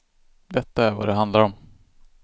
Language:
Swedish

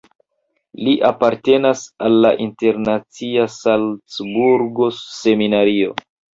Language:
Esperanto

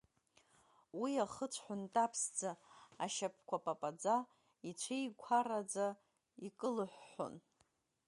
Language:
Abkhazian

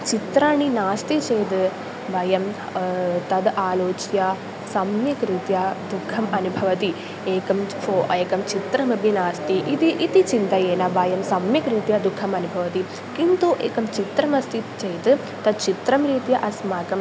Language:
Sanskrit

